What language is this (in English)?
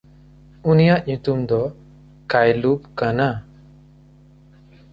Santali